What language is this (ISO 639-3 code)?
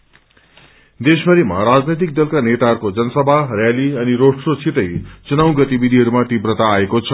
nep